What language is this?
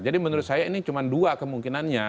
Indonesian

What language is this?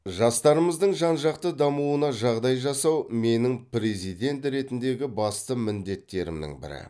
Kazakh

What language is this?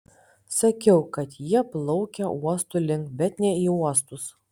Lithuanian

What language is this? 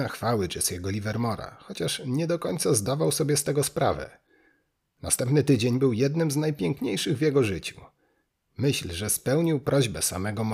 Polish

